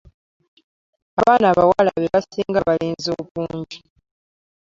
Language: Ganda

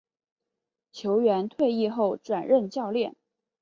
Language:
Chinese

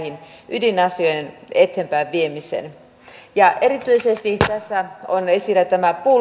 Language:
Finnish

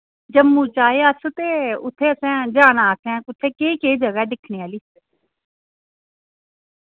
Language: Dogri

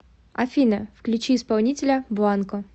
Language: Russian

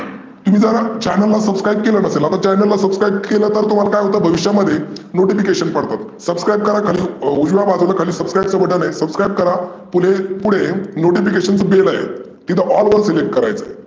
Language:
Marathi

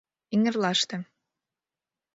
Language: Mari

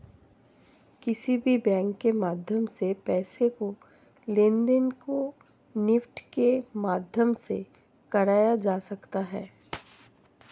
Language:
Hindi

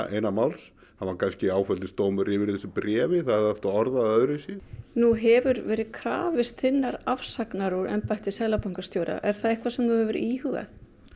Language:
Icelandic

